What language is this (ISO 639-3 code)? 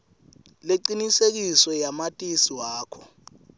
ssw